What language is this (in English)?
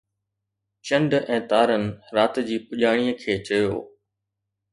Sindhi